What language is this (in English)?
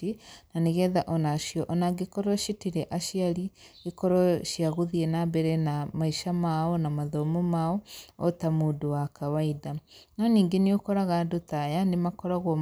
Kikuyu